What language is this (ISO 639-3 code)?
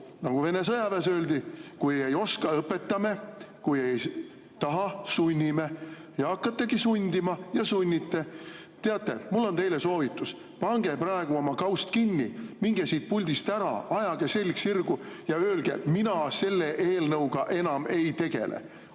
est